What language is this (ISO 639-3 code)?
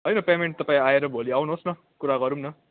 nep